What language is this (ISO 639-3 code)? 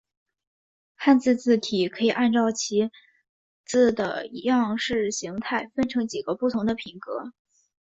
zho